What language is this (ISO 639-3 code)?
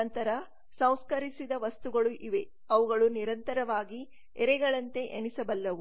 kan